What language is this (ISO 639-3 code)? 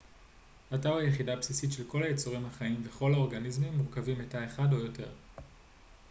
heb